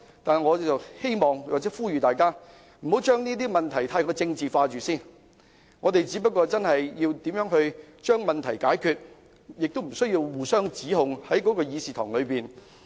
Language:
Cantonese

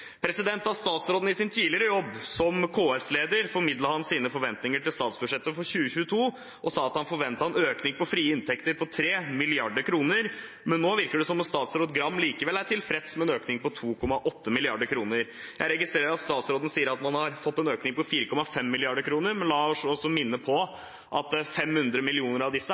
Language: Norwegian Bokmål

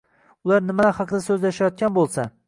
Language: Uzbek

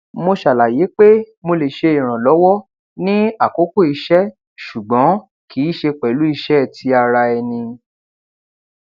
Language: Yoruba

